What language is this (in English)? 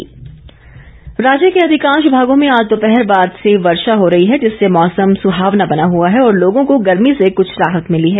Hindi